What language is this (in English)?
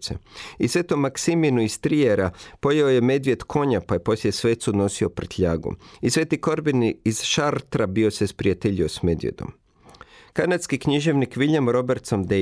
Croatian